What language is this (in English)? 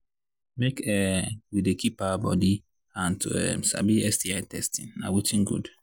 Nigerian Pidgin